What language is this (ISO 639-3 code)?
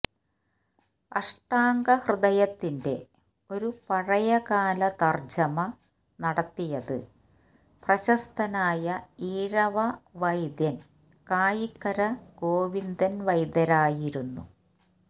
mal